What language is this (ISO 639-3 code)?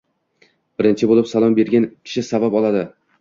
uzb